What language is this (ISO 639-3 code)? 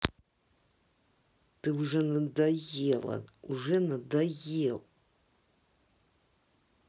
rus